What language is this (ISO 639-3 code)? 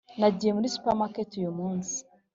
kin